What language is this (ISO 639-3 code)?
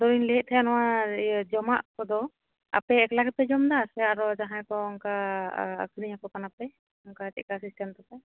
sat